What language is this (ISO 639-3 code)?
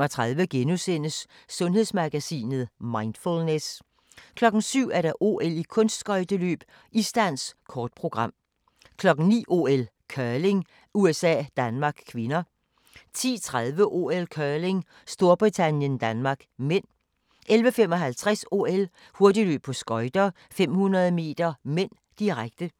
dan